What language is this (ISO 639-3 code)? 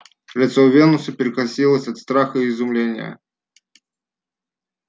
rus